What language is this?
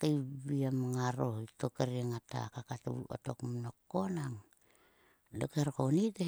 Sulka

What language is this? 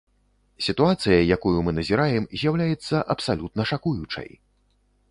Belarusian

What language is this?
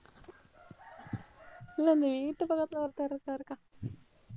Tamil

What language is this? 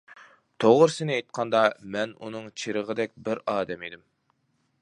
Uyghur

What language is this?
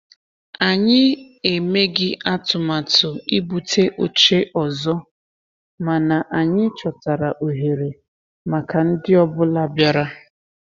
Igbo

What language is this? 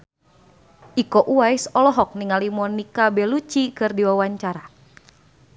Sundanese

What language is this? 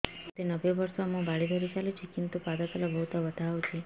Odia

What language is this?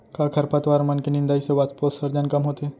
Chhattisgarhi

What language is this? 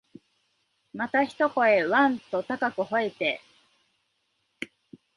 Japanese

